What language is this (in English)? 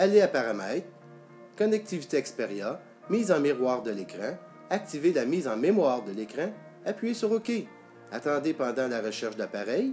French